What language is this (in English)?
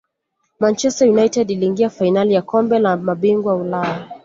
Swahili